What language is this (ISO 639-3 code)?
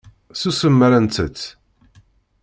kab